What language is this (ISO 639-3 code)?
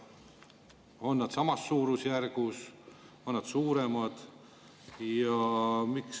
est